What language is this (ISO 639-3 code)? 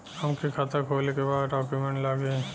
bho